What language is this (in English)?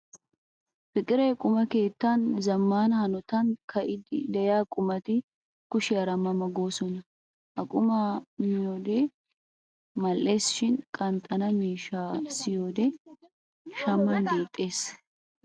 Wolaytta